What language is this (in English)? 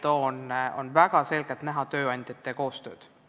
Estonian